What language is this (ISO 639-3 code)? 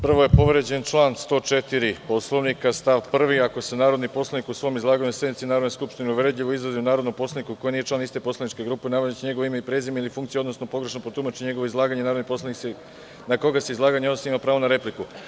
srp